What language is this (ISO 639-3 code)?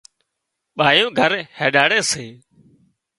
kxp